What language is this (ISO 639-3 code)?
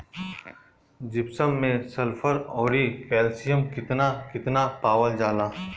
bho